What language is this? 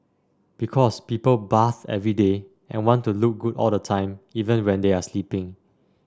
English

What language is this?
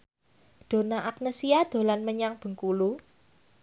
Javanese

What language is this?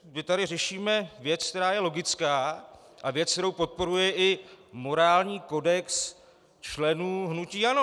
Czech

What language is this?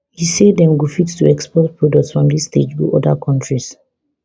Nigerian Pidgin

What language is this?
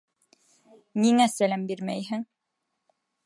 Bashkir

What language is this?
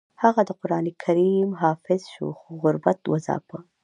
Pashto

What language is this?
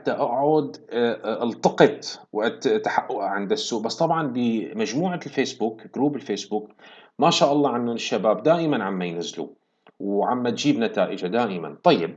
Arabic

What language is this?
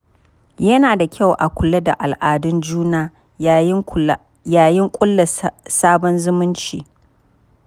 Hausa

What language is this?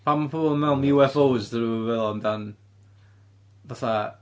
Welsh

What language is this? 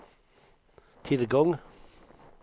Swedish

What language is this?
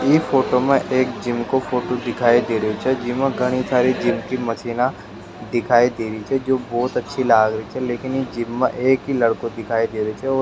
Rajasthani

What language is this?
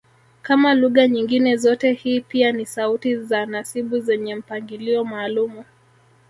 Swahili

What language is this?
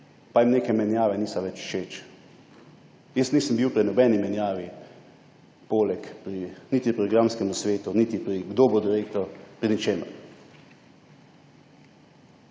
Slovenian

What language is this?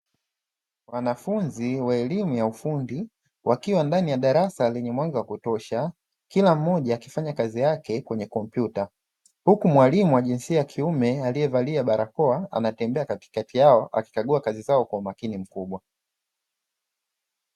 Swahili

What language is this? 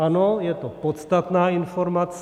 Czech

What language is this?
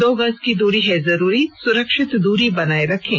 Hindi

